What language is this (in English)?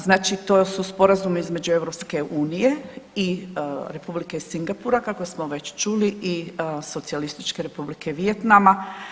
Croatian